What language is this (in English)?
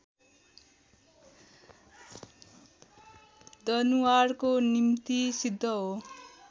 Nepali